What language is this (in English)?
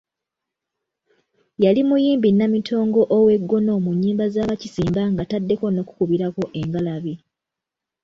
Ganda